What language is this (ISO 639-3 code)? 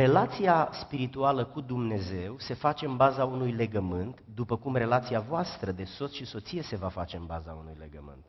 ron